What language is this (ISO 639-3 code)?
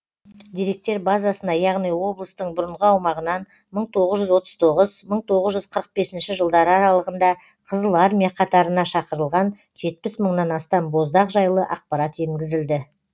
kaz